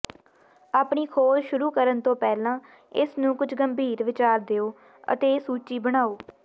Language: Punjabi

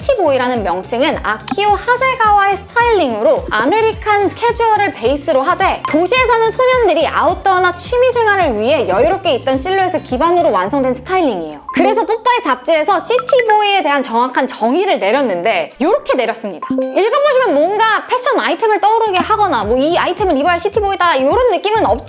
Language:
Korean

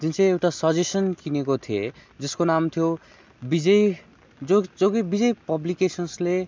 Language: Nepali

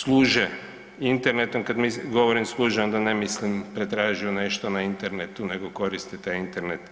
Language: Croatian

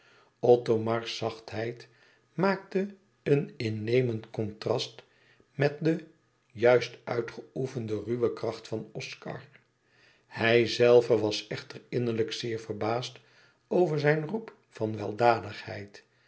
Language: Dutch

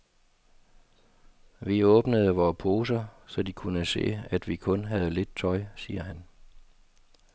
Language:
Danish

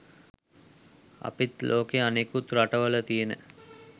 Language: Sinhala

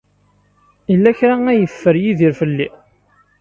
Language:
Kabyle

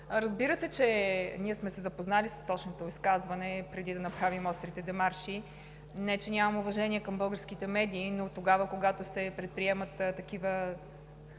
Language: Bulgarian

